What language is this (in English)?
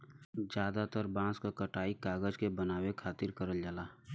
Bhojpuri